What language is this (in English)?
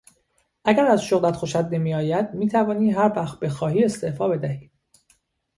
Persian